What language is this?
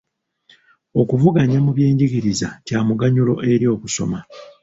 Ganda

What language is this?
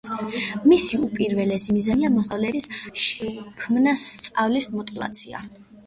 Georgian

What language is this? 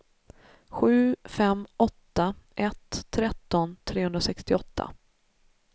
Swedish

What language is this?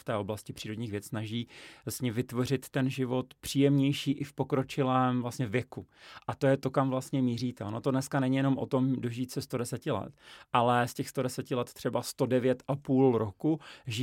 Czech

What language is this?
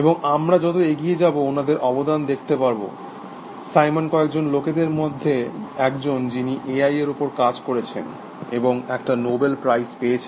Bangla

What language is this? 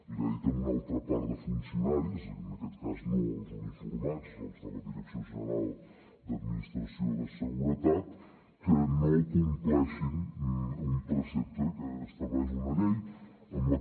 Catalan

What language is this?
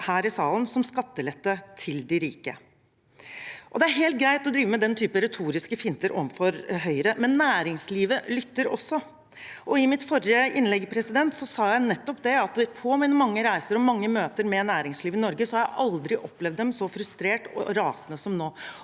Norwegian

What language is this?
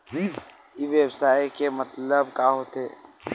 Chhattisgarhi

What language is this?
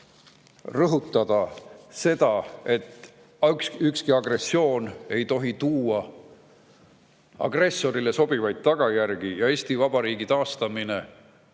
Estonian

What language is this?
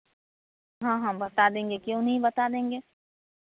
Hindi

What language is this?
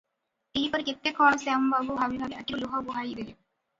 Odia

